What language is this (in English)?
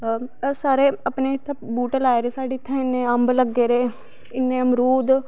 Dogri